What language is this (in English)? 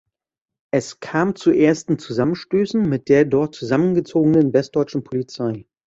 German